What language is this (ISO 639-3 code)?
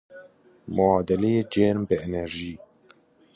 fas